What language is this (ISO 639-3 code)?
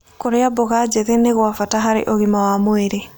kik